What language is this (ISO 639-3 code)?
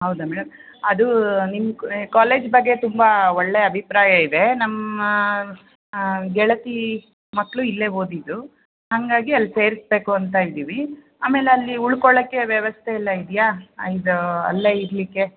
kan